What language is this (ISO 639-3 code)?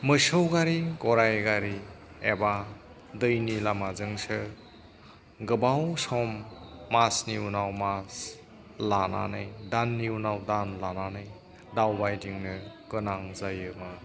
brx